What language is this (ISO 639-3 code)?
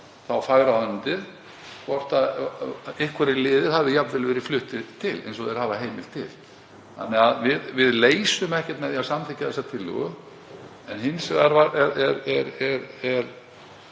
isl